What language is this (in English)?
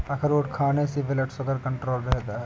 Hindi